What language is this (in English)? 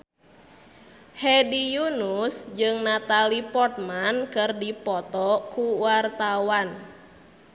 Sundanese